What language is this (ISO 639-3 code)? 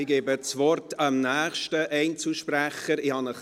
gsw